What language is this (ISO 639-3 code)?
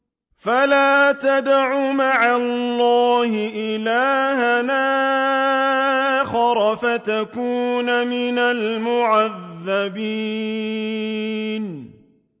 ara